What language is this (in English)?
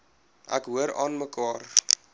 Afrikaans